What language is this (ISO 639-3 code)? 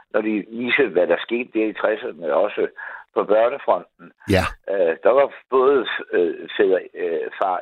dan